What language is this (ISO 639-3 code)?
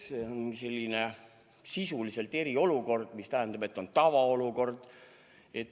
est